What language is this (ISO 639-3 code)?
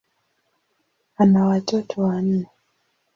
swa